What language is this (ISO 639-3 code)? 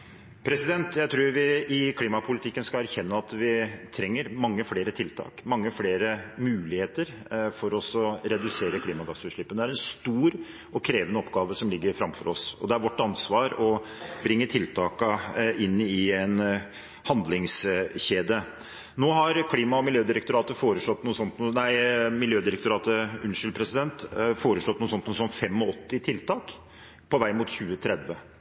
nob